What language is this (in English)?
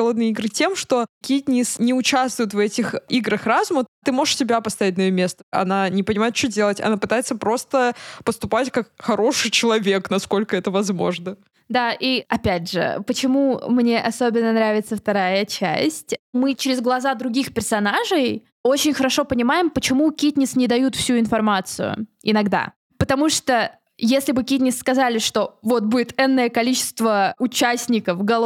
Russian